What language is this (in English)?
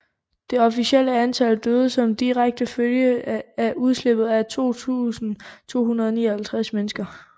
Danish